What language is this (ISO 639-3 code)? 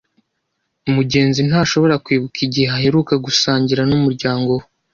kin